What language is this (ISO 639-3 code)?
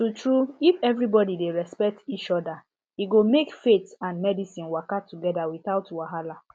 pcm